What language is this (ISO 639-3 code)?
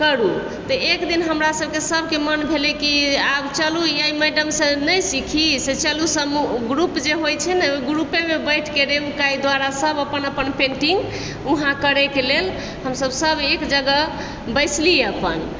mai